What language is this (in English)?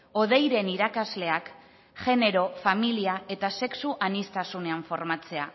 Basque